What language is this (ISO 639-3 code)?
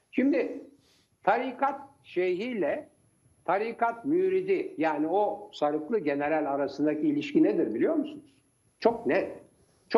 tur